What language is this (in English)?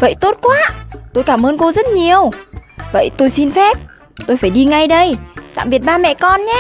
Vietnamese